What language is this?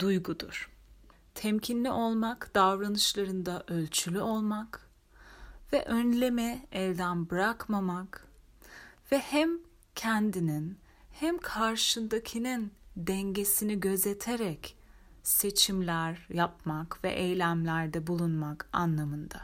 Turkish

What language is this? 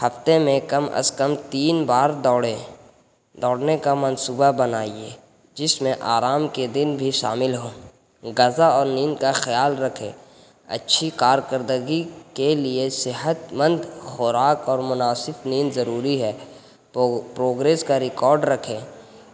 Urdu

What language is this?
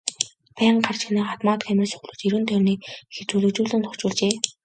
Mongolian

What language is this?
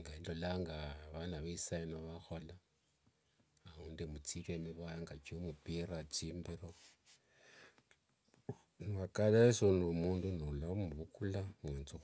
Wanga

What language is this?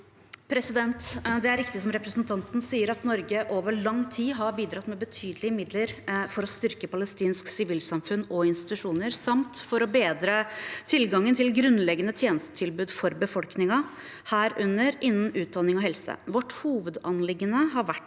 Norwegian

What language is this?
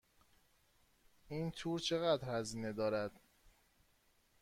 Persian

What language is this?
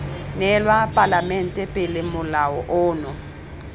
Tswana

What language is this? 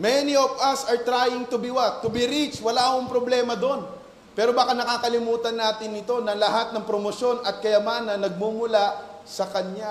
Filipino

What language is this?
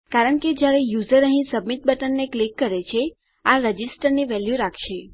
Gujarati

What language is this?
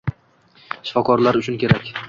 Uzbek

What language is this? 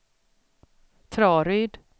Swedish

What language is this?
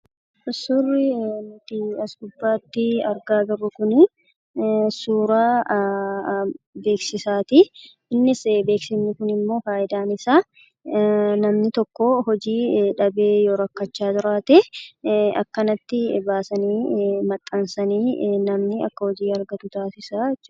Oromo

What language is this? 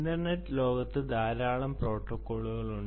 Malayalam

